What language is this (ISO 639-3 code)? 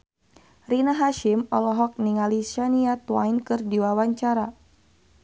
sun